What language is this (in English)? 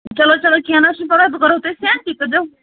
Kashmiri